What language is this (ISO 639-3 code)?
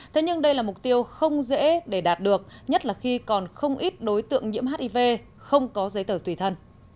vie